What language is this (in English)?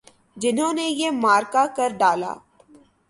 Urdu